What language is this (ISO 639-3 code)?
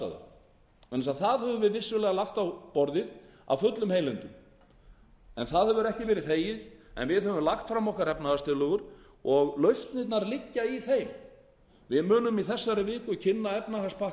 isl